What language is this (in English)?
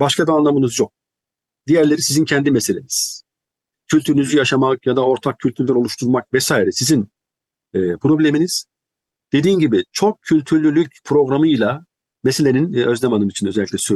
Turkish